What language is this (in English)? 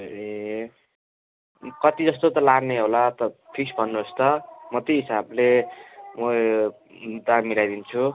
Nepali